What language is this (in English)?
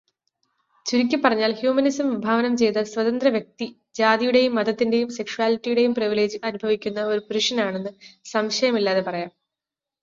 Malayalam